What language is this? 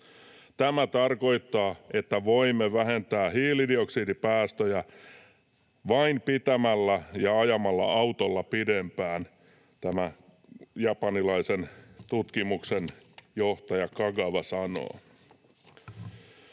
Finnish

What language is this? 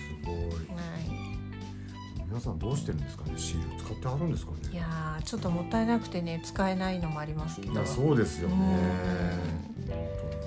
Japanese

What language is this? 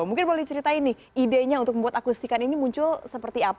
Indonesian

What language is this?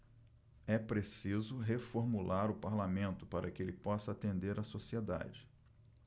Portuguese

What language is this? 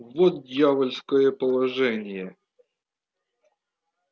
Russian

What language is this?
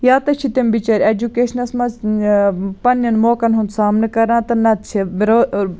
Kashmiri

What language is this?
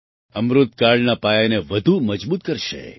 Gujarati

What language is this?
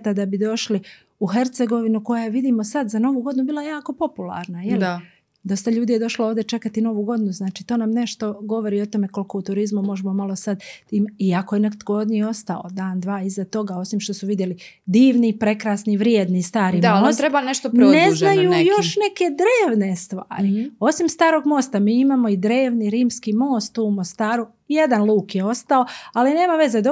Croatian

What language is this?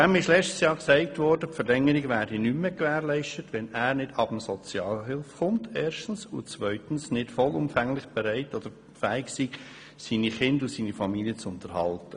Swiss German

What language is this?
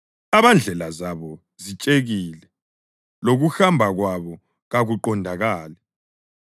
North Ndebele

